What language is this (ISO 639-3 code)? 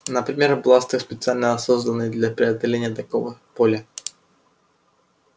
rus